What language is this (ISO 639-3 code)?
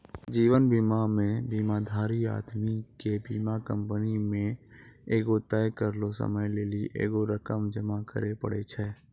mai